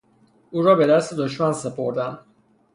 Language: Persian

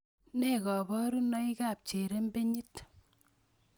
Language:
Kalenjin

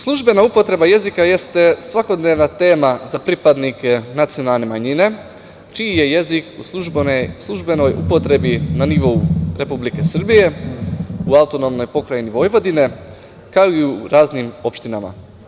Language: Serbian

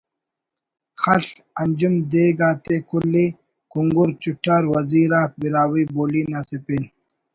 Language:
Brahui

